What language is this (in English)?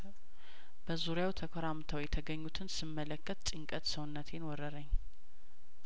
Amharic